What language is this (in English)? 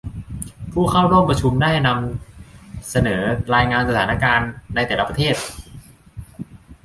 Thai